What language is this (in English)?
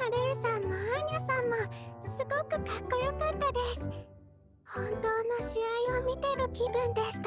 Japanese